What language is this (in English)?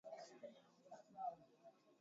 Swahili